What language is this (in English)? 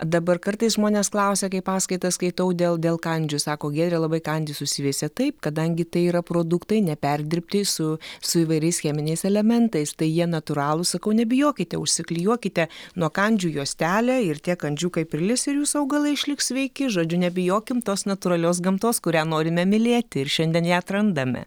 Lithuanian